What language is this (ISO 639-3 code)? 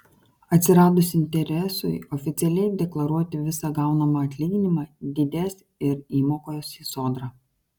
lit